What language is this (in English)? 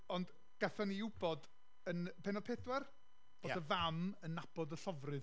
Welsh